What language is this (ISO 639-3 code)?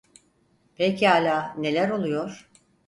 tur